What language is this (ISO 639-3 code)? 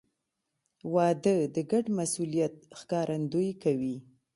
pus